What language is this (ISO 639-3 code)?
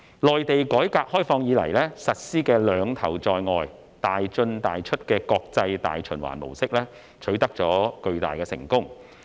yue